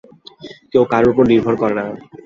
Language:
Bangla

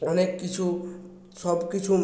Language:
Bangla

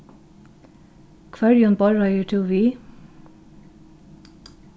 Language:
Faroese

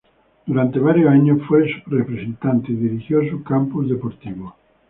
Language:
Spanish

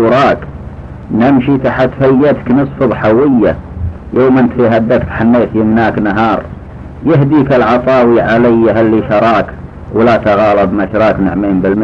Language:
Arabic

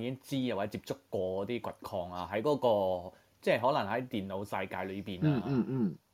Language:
Chinese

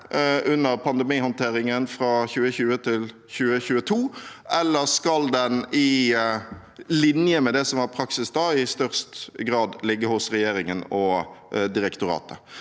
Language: Norwegian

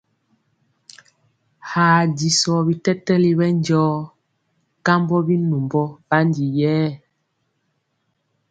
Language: Mpiemo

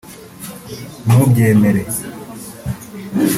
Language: Kinyarwanda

